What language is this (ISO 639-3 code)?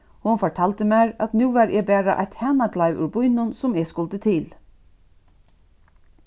fao